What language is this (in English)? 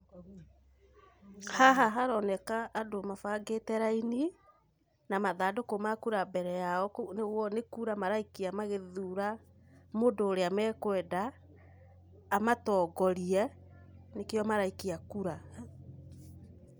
Kikuyu